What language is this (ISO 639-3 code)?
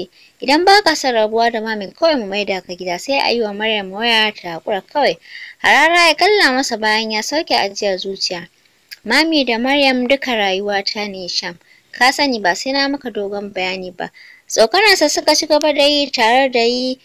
kor